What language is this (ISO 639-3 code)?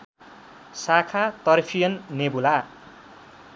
nep